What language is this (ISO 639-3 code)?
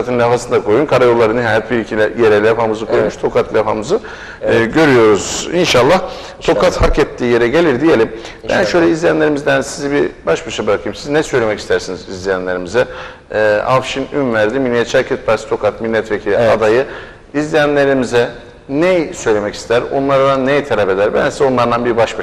tur